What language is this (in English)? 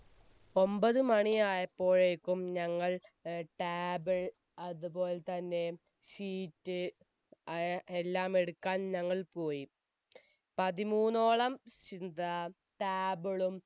Malayalam